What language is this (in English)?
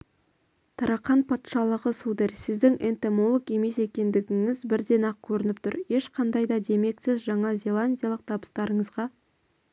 Kazakh